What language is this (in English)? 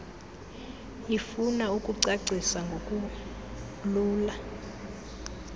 Xhosa